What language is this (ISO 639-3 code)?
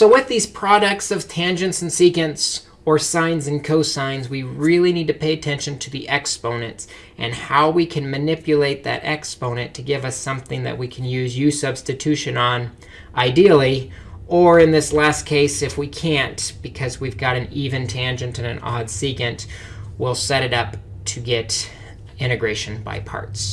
eng